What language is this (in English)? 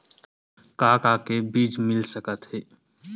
Chhattisgarhi